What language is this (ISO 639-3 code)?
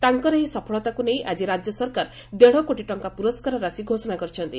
ori